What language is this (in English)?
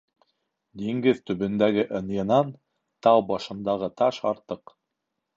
Bashkir